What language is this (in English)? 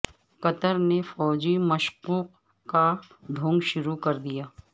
Urdu